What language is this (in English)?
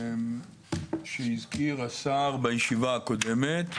Hebrew